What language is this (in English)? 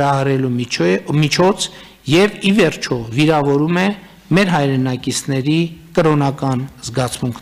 Romanian